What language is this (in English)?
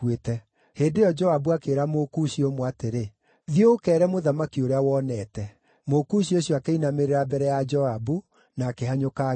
Kikuyu